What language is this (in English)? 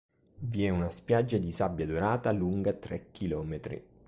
Italian